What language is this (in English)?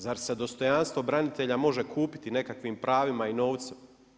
Croatian